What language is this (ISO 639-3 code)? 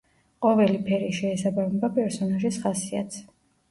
kat